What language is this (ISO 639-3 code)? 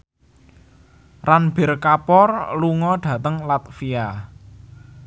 jav